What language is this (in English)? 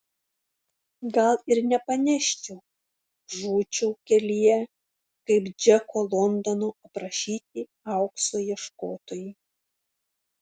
Lithuanian